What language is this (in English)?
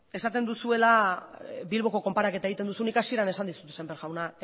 Basque